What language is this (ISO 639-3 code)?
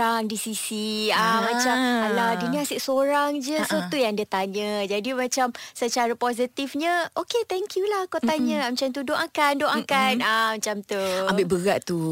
msa